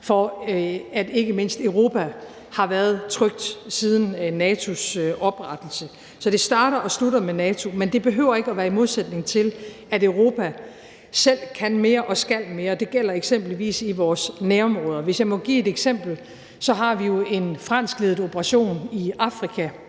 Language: Danish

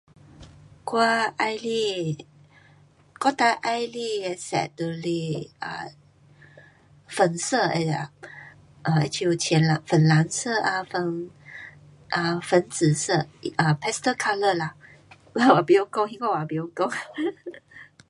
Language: Pu-Xian Chinese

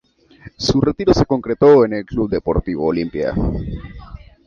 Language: Spanish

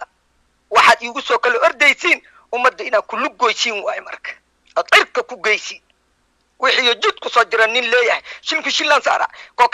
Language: Arabic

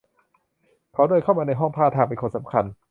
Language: Thai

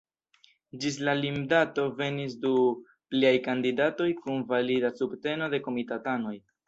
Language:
Esperanto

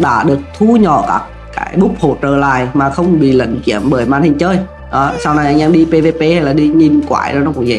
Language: Vietnamese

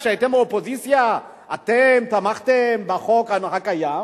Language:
Hebrew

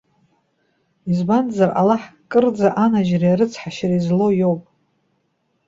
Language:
Abkhazian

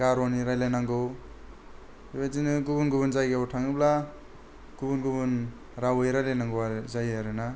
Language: Bodo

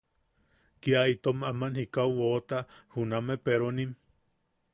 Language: Yaqui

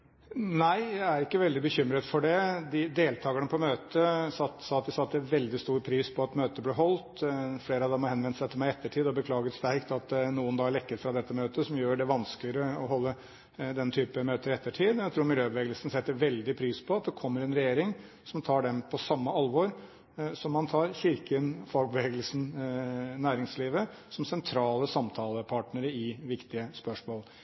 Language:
Norwegian Bokmål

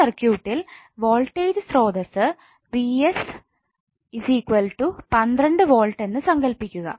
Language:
Malayalam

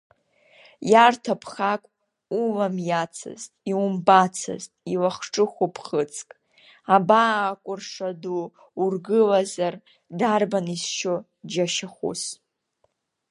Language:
Abkhazian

